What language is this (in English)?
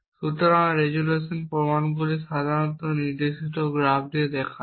Bangla